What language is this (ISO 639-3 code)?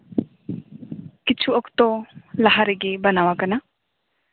sat